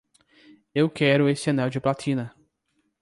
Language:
Portuguese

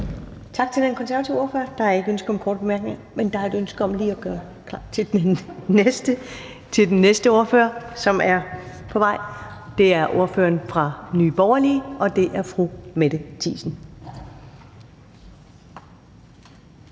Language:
Danish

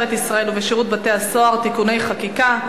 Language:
Hebrew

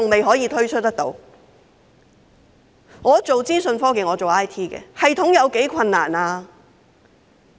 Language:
Cantonese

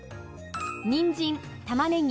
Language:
Japanese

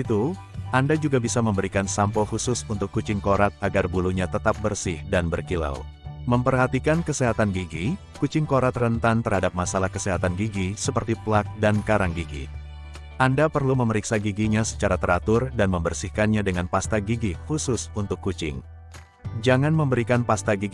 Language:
Indonesian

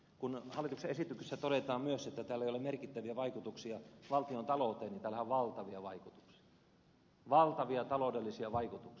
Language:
Finnish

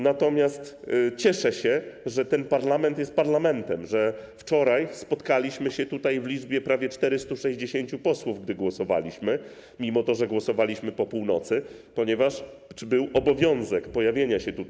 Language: Polish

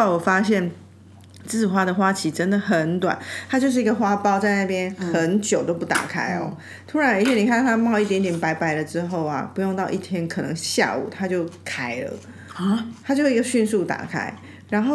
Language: Chinese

